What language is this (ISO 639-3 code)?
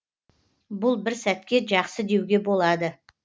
kaz